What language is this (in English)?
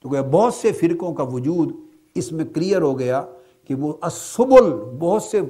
Urdu